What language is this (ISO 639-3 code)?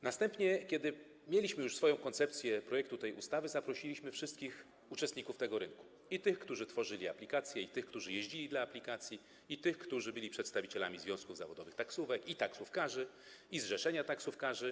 pol